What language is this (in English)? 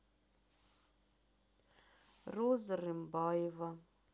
Russian